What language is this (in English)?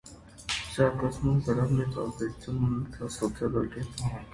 Armenian